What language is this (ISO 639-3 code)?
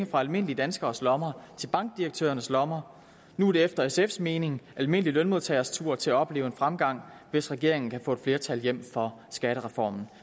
dan